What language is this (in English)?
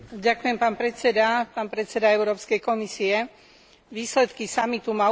Slovak